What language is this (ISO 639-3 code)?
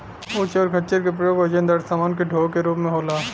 bho